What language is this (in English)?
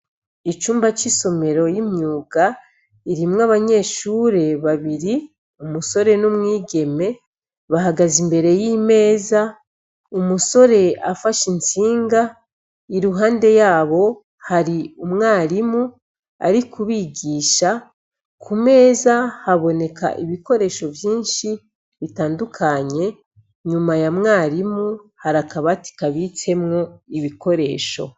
Rundi